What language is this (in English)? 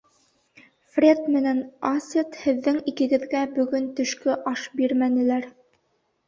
Bashkir